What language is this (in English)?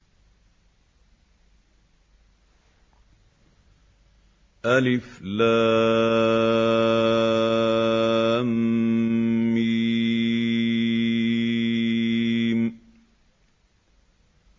Arabic